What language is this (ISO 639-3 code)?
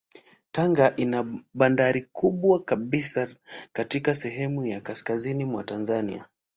swa